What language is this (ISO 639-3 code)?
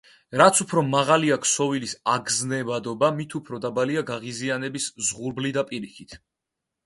kat